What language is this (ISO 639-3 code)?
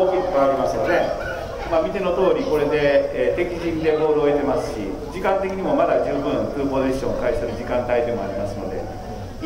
jpn